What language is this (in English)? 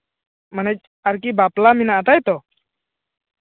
Santali